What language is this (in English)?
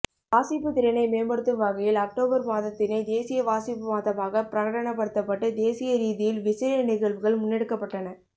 Tamil